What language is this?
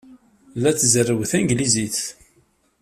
Kabyle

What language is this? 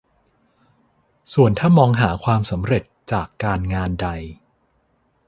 Thai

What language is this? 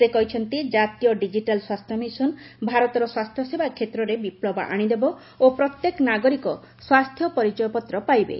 Odia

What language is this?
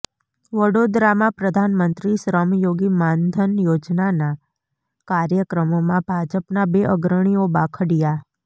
Gujarati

